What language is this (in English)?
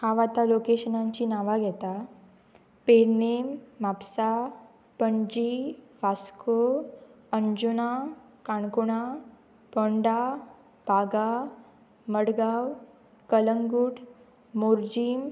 Konkani